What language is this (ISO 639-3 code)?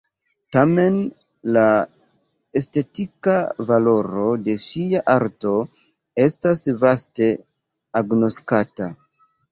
epo